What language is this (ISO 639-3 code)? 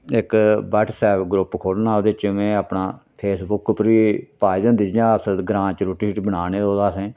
doi